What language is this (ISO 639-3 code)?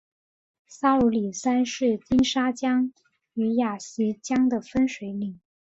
zho